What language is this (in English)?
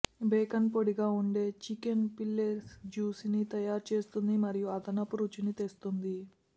Telugu